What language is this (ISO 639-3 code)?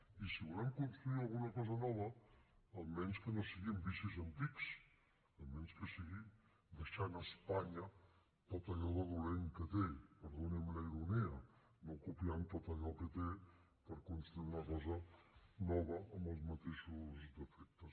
cat